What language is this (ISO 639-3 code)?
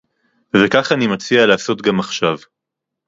heb